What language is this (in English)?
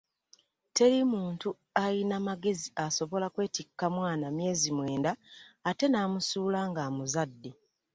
Ganda